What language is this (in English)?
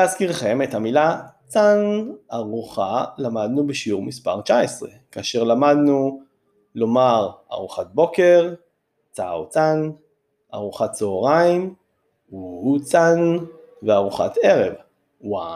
Hebrew